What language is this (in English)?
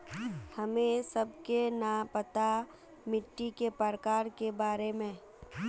Magahi